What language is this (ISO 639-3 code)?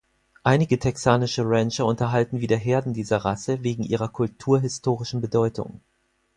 deu